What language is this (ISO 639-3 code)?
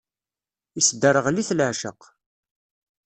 kab